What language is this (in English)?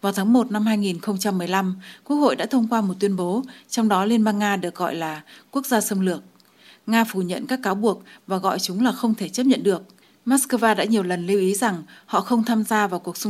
Vietnamese